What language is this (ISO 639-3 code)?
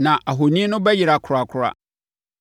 aka